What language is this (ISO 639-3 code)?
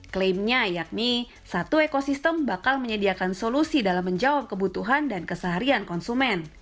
ind